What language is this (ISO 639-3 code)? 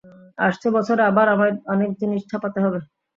ben